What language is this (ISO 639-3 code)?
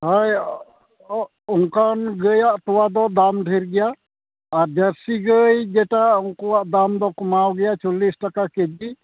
sat